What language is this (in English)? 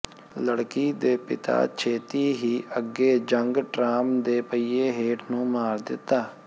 Punjabi